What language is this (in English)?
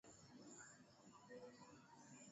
Swahili